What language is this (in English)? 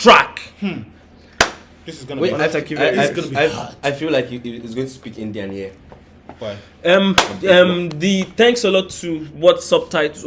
French